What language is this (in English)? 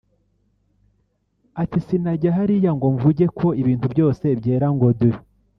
Kinyarwanda